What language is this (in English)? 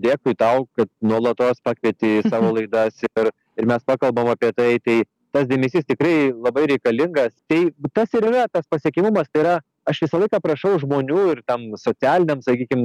Lithuanian